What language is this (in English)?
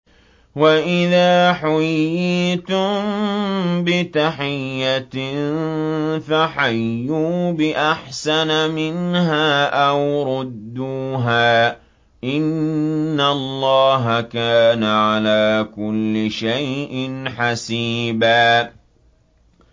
Arabic